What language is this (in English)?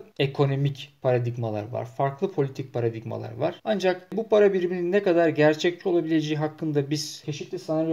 Turkish